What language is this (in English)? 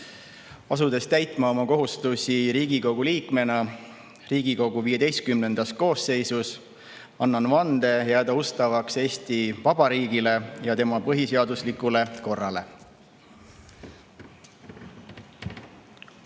Estonian